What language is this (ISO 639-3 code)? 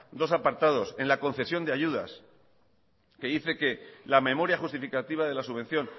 spa